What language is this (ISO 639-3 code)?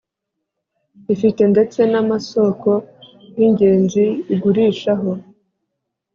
kin